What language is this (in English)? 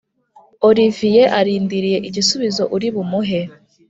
Kinyarwanda